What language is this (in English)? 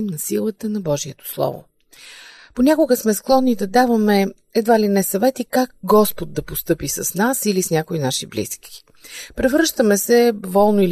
Bulgarian